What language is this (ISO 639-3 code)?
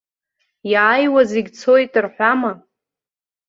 abk